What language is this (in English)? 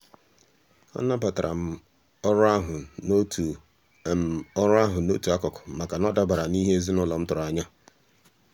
Igbo